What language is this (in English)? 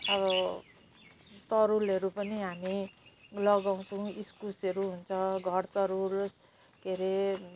Nepali